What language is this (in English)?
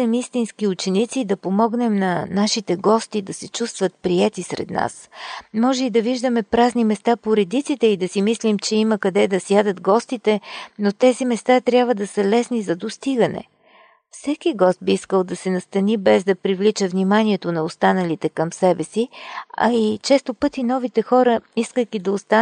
Bulgarian